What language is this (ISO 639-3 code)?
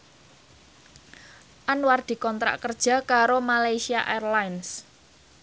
jav